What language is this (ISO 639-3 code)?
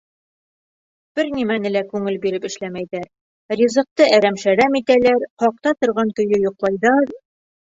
bak